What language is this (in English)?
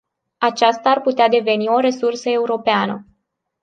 Romanian